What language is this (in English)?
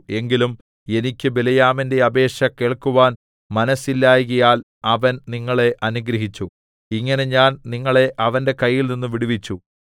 Malayalam